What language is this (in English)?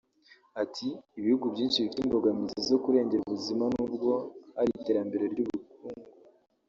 Kinyarwanda